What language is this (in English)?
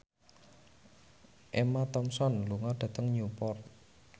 Javanese